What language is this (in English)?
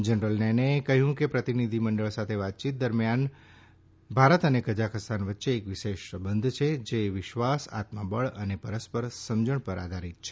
Gujarati